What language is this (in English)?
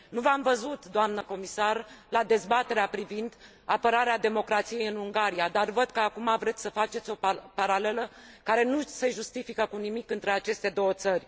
Romanian